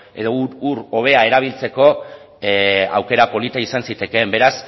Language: Basque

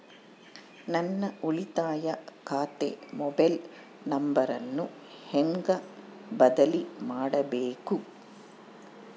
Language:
Kannada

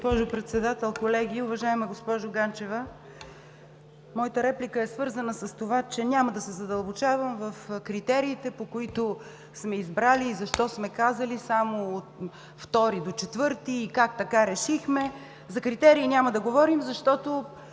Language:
Bulgarian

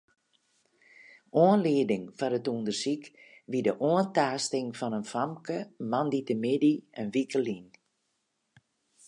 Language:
Western Frisian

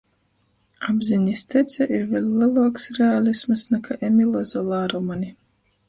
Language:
Latgalian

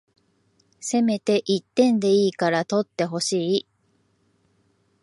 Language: Japanese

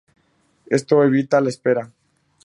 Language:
Spanish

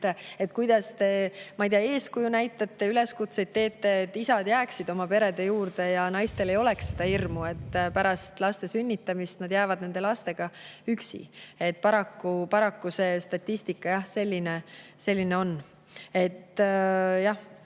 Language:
Estonian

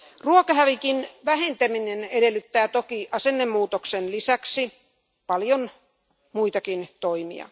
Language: Finnish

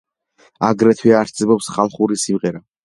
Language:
Georgian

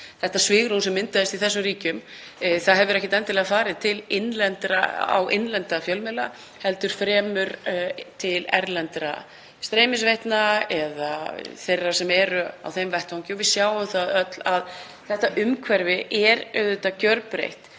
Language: Icelandic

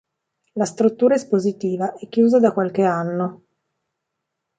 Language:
Italian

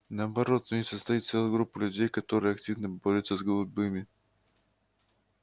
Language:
Russian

